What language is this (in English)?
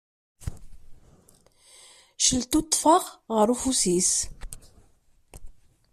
Kabyle